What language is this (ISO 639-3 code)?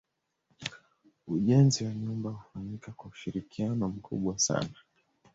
swa